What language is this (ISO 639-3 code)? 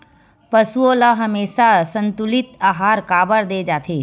hne